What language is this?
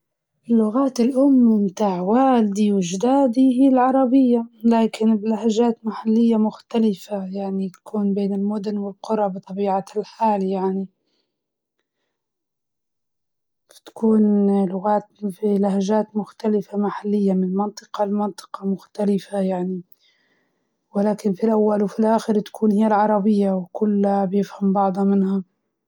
Libyan Arabic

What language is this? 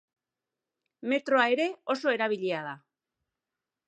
Basque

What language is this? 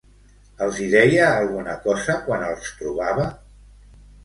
Catalan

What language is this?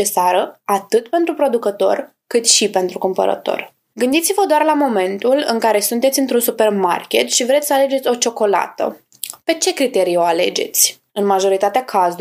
Romanian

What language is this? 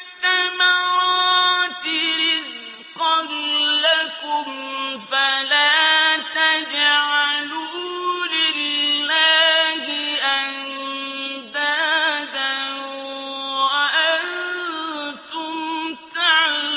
Arabic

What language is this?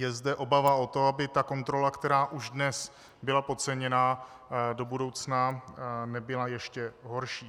Czech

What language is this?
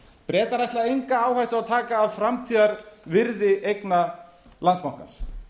Icelandic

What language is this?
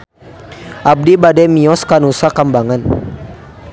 Sundanese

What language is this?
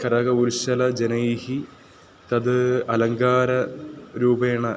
Sanskrit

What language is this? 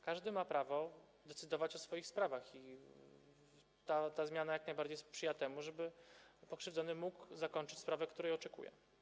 Polish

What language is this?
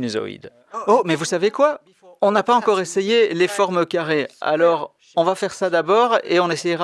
French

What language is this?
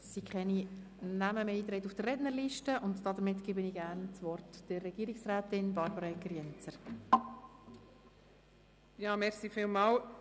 Swiss German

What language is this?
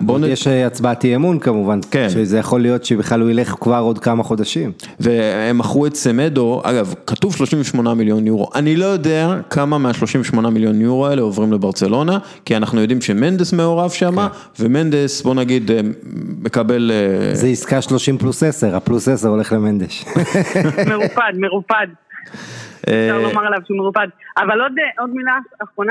Hebrew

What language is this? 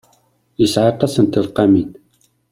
Kabyle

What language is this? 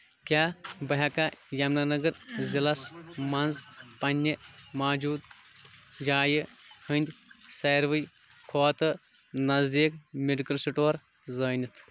Kashmiri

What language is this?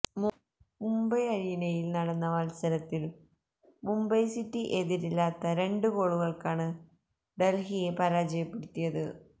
Malayalam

